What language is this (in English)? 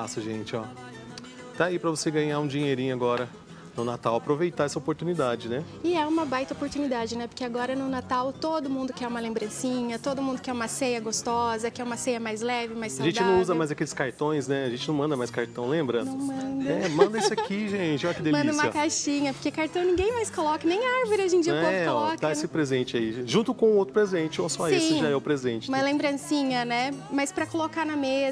Portuguese